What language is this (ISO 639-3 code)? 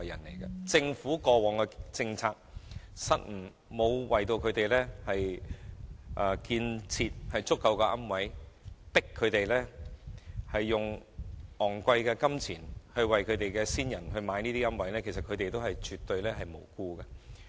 yue